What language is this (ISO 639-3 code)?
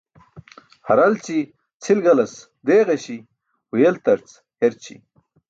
bsk